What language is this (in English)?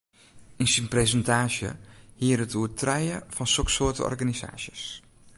Western Frisian